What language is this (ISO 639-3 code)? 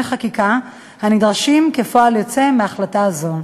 heb